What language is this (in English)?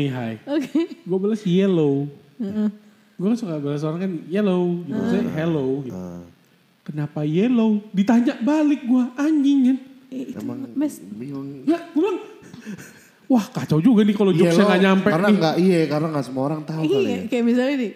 Indonesian